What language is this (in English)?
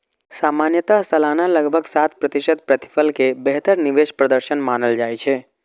Maithili